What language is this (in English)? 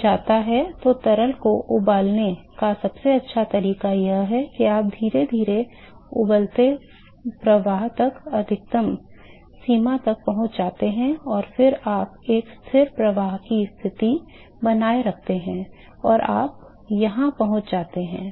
Hindi